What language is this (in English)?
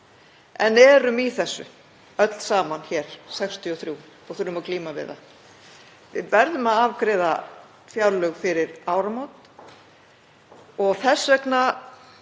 Icelandic